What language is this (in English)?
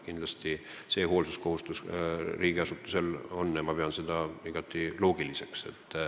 Estonian